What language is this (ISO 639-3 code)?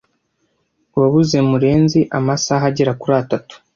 kin